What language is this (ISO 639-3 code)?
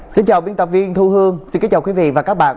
vie